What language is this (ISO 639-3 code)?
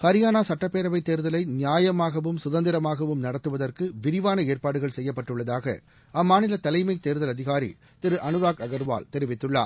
tam